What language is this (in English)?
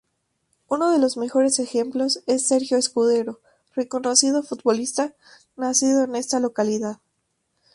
Spanish